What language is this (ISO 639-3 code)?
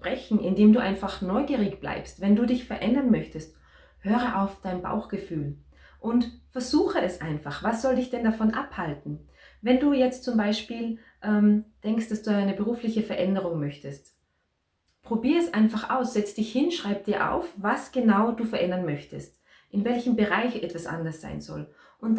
deu